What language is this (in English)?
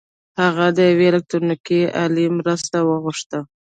Pashto